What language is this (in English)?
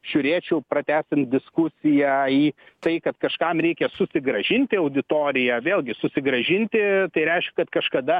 Lithuanian